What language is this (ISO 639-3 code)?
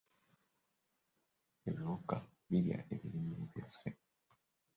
lug